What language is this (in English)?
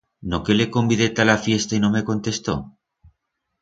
Aragonese